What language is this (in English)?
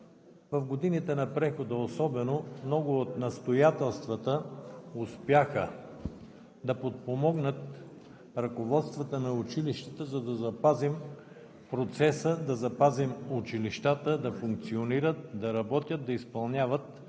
Bulgarian